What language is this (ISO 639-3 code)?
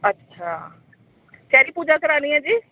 doi